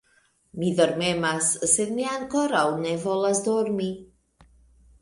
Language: Esperanto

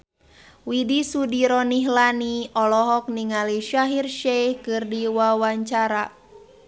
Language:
Sundanese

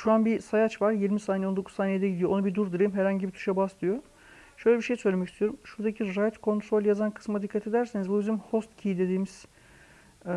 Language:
Turkish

